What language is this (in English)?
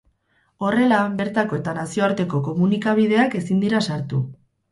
Basque